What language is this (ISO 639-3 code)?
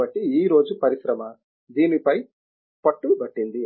tel